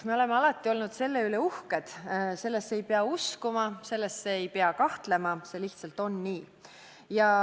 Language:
Estonian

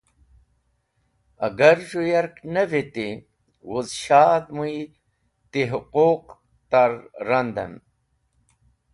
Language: Wakhi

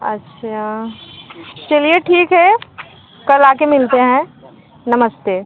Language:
Hindi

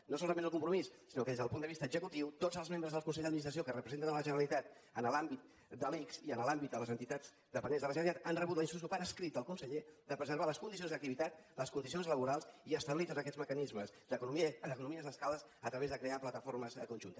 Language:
Catalan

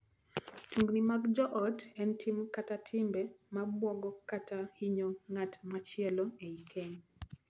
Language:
Luo (Kenya and Tanzania)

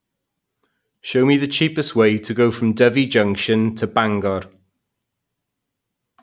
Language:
English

